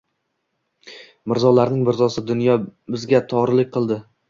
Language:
Uzbek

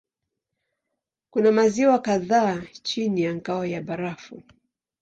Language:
Swahili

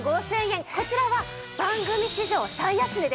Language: Japanese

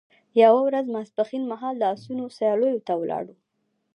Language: Pashto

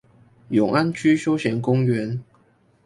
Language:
Chinese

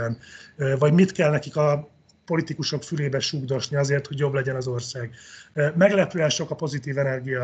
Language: Hungarian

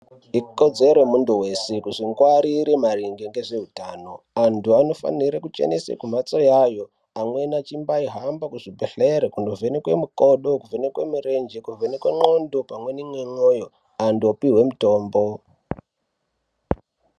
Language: Ndau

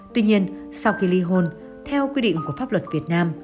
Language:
Vietnamese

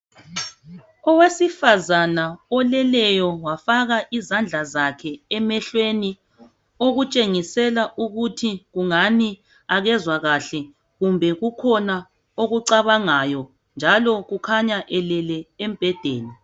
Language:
North Ndebele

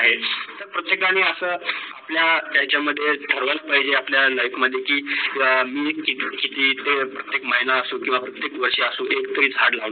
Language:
Marathi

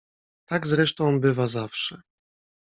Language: Polish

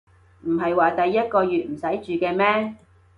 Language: Cantonese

